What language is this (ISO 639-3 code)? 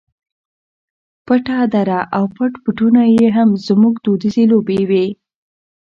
pus